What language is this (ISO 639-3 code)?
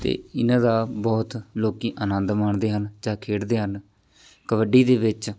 pan